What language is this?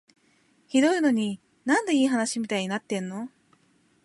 Japanese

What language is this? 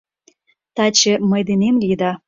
Mari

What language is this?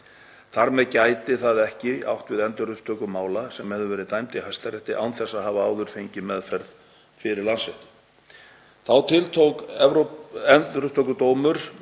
Icelandic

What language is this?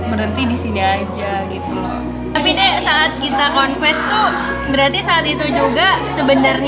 Indonesian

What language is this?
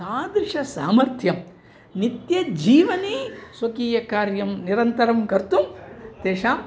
Sanskrit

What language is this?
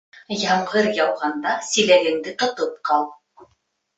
Bashkir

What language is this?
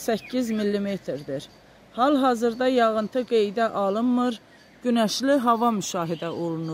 Turkish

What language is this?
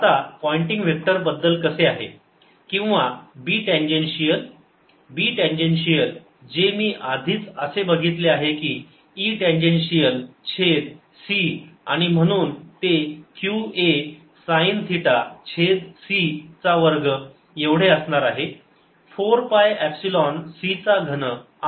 Marathi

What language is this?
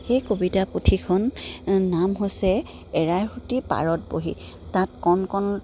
Assamese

